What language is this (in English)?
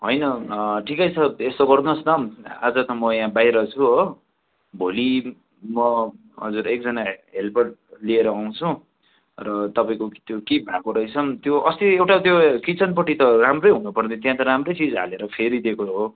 Nepali